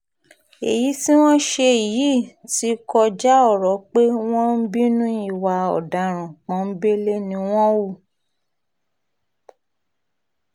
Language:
Yoruba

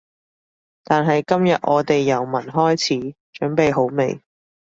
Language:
Cantonese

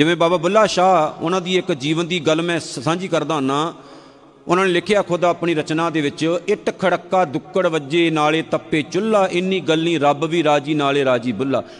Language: Punjabi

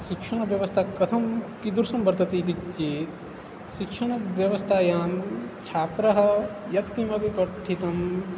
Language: Sanskrit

